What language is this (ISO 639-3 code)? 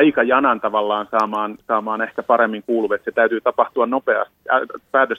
fin